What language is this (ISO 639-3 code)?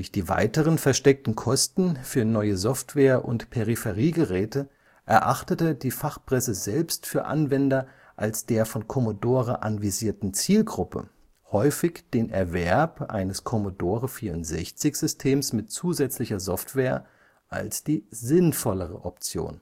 deu